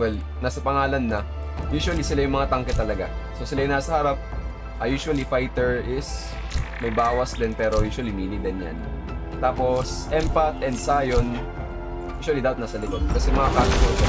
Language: Filipino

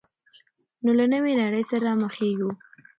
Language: Pashto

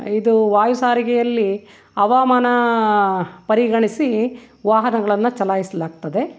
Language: Kannada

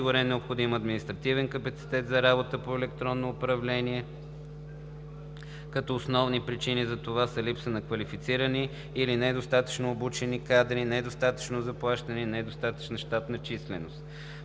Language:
Bulgarian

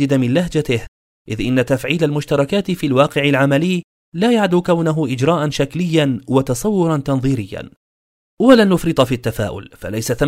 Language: Arabic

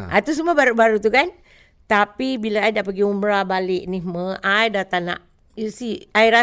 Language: Malay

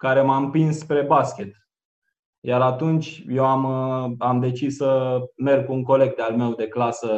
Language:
Romanian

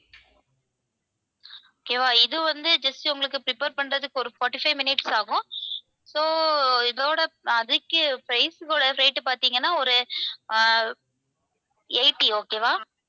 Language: Tamil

